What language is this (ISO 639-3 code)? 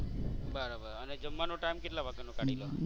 guj